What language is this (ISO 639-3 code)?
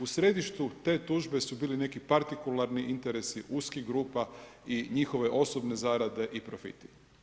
hrv